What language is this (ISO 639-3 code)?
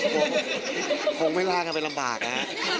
tha